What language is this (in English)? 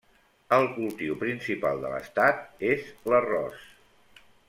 Catalan